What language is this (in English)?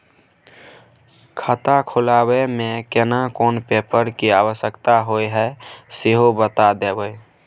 Maithili